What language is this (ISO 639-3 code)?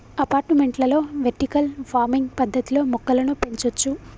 tel